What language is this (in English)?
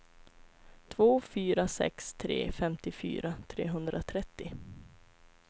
Swedish